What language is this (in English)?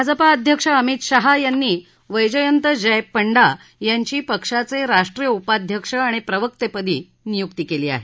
Marathi